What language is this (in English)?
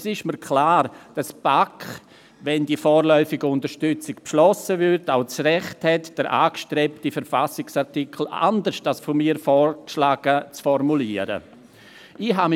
Swiss German